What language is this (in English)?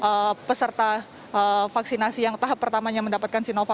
Indonesian